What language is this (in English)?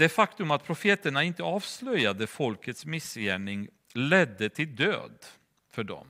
Swedish